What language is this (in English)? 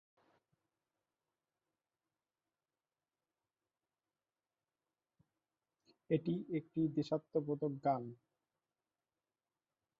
Bangla